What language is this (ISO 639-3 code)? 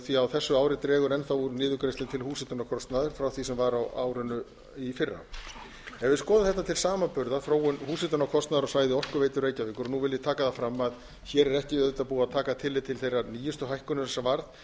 isl